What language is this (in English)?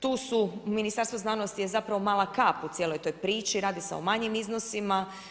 Croatian